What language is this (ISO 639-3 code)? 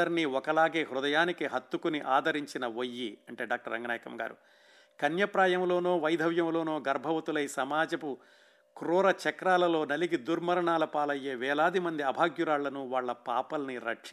tel